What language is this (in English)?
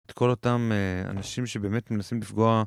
Hebrew